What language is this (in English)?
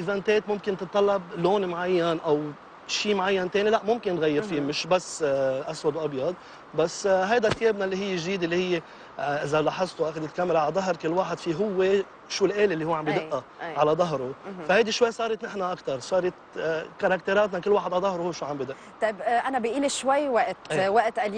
Arabic